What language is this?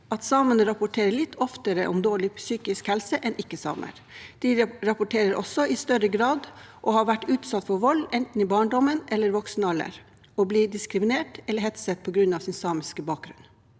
Norwegian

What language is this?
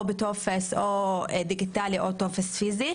Hebrew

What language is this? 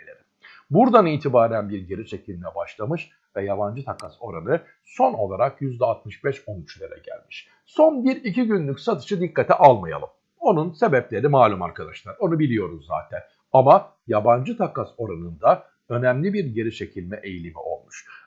Turkish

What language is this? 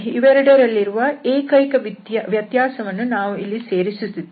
Kannada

